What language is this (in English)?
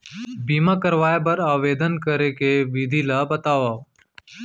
Chhattisgarhi